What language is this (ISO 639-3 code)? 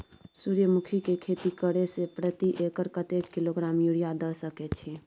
mai